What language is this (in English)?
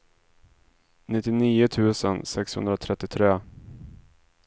Swedish